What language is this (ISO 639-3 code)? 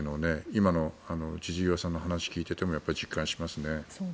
jpn